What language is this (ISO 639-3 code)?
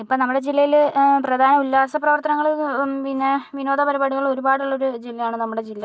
mal